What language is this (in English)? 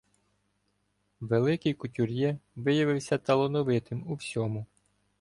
Ukrainian